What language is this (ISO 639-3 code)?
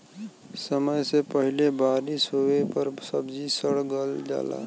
bho